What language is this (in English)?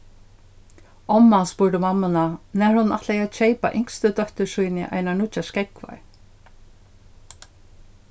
Faroese